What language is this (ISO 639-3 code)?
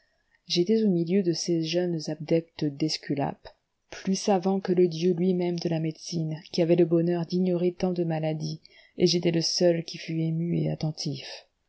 fra